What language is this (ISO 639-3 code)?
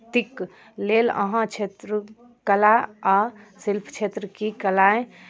mai